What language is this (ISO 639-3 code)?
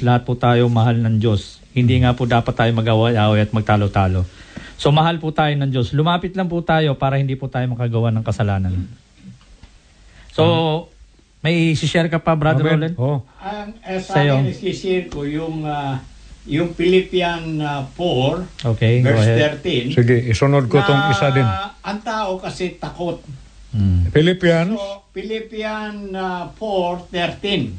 fil